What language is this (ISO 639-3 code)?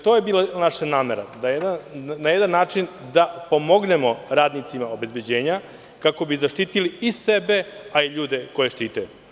srp